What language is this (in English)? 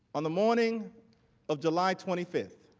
English